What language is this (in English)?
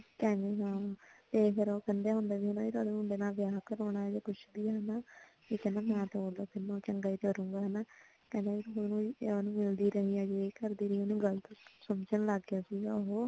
Punjabi